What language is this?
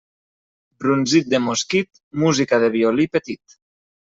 Catalan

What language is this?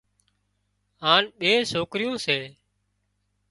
Wadiyara Koli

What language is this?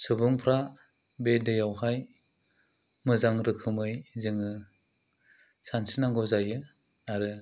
Bodo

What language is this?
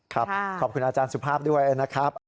Thai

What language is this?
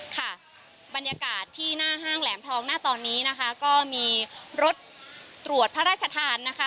Thai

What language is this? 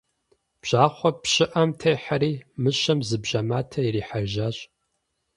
Kabardian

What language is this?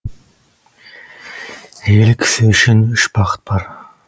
Kazakh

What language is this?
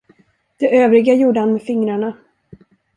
Swedish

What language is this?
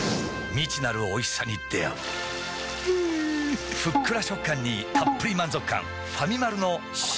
Japanese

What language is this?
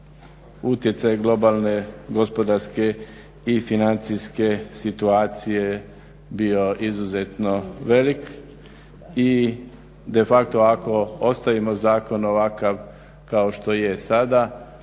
Croatian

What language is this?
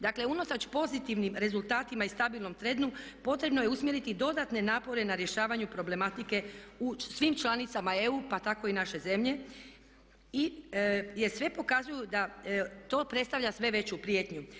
Croatian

